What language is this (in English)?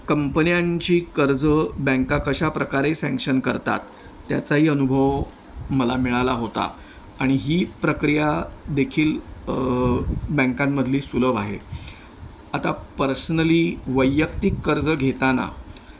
Marathi